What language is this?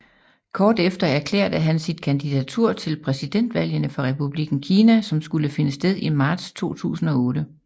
Danish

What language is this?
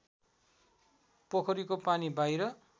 Nepali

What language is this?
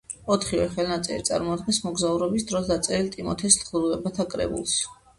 Georgian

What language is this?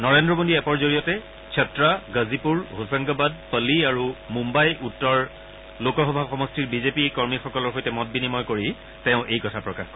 Assamese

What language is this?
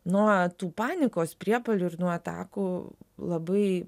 Lithuanian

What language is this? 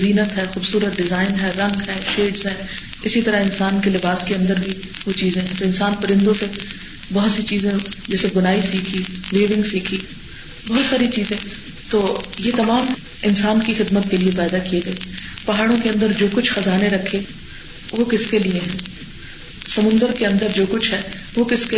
Urdu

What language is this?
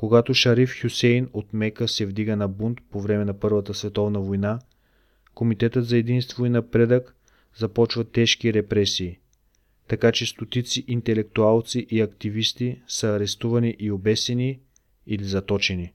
Bulgarian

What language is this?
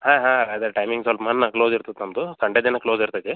Kannada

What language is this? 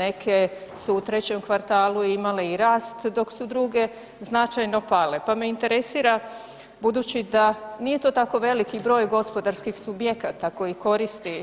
Croatian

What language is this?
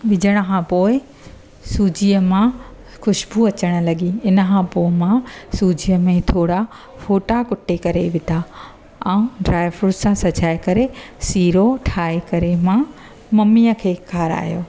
Sindhi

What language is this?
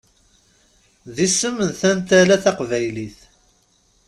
Kabyle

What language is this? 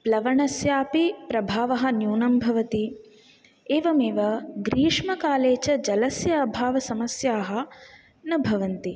Sanskrit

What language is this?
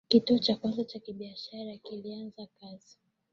Swahili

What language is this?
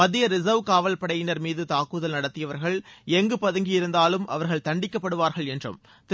Tamil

